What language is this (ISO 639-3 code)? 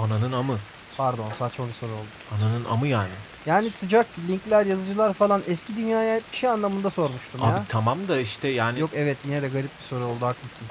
tur